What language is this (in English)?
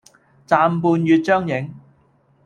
Cantonese